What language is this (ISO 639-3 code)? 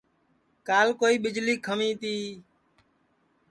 ssi